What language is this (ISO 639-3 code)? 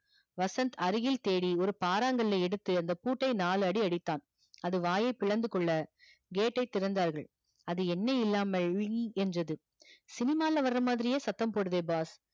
tam